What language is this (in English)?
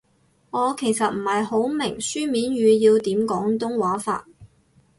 Cantonese